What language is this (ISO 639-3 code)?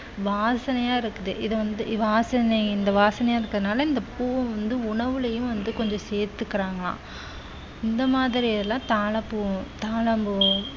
tam